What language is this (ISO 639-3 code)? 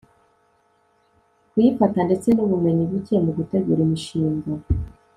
kin